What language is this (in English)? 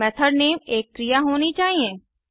Hindi